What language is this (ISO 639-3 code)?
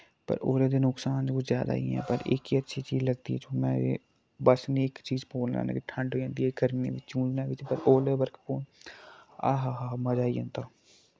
doi